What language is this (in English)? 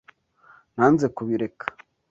Kinyarwanda